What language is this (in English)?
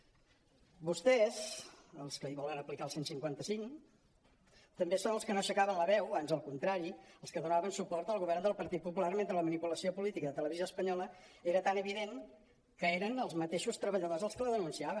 Catalan